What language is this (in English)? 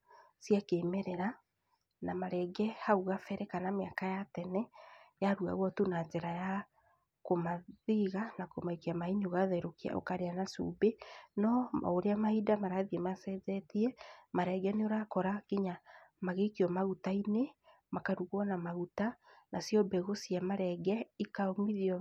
Kikuyu